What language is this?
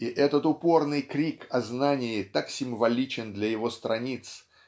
Russian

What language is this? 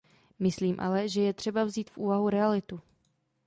Czech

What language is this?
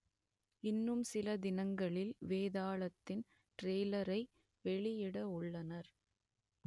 Tamil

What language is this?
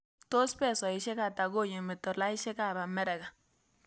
Kalenjin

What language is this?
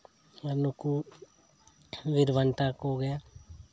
Santali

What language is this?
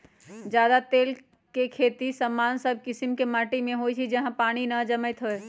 Magahi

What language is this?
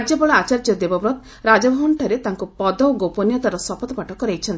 Odia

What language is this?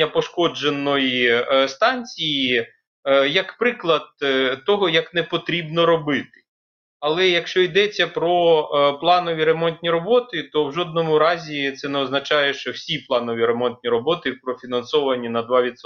Ukrainian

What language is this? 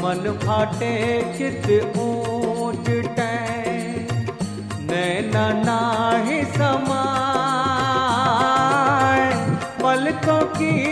Hindi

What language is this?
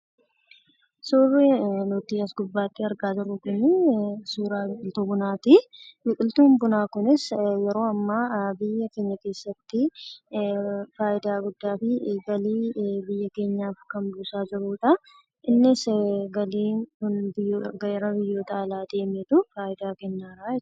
Oromo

